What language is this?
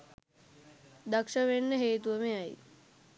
Sinhala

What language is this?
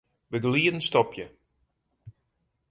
Western Frisian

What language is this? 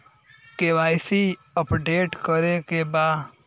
Bhojpuri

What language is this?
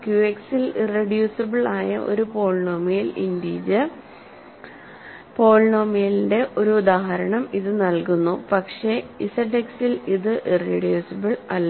Malayalam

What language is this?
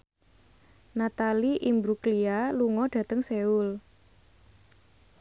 Javanese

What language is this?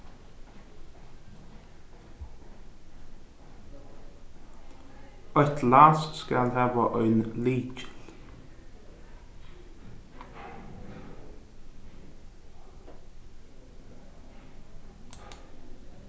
Faroese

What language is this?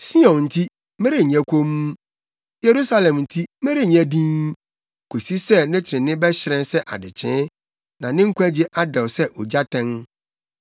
Akan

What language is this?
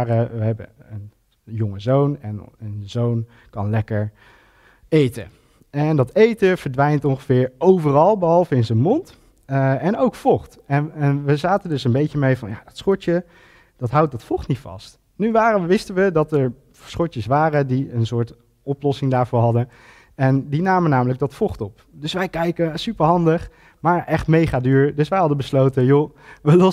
Dutch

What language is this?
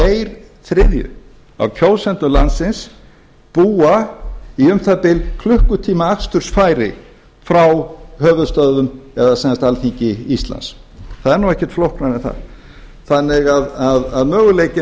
Icelandic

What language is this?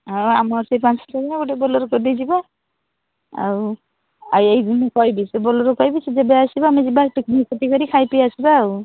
Odia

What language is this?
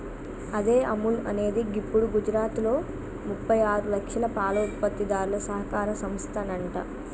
Telugu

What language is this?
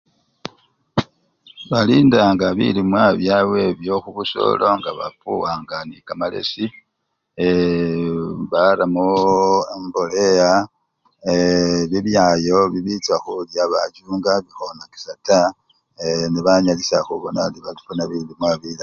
Luyia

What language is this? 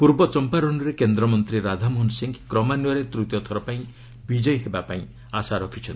Odia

